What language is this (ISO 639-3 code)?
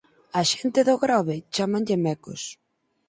glg